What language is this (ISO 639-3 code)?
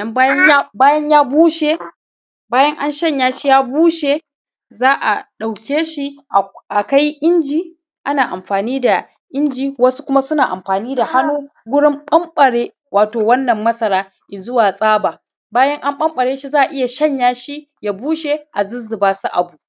hau